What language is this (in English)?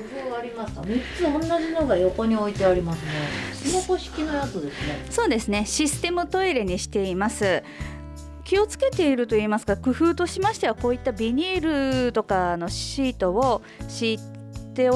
Japanese